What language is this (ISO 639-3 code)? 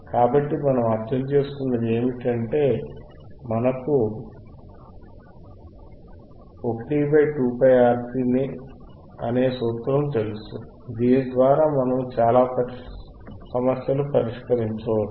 tel